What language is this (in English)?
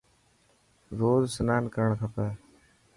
Dhatki